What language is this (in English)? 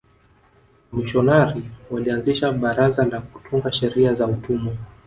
Swahili